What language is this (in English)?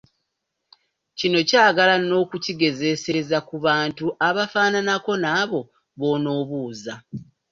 Ganda